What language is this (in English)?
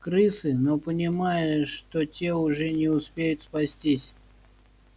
Russian